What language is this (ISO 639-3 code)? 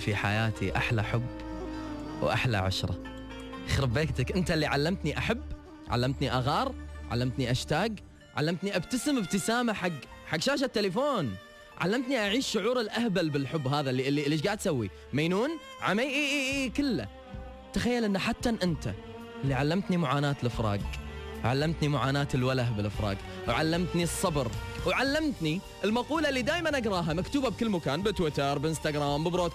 ara